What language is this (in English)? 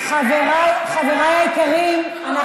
Hebrew